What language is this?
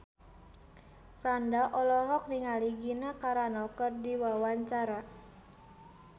Sundanese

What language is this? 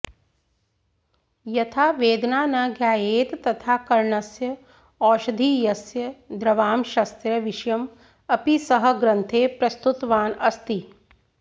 Sanskrit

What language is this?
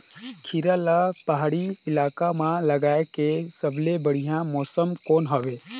Chhattisgarhi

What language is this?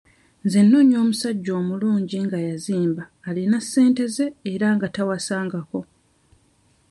Ganda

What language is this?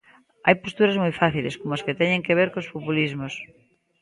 Galician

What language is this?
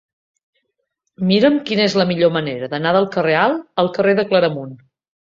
Catalan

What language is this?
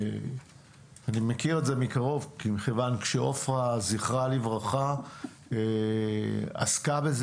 Hebrew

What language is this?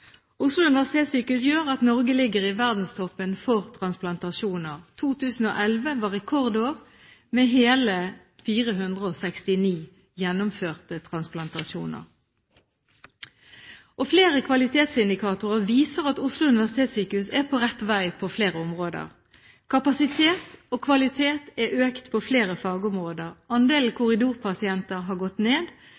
Norwegian Bokmål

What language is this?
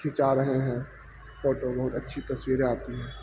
Urdu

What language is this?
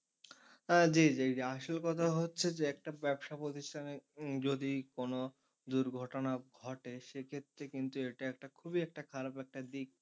Bangla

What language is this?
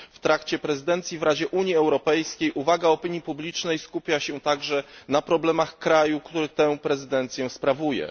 Polish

